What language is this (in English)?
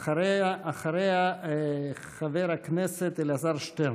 Hebrew